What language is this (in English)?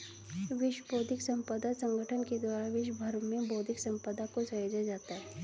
Hindi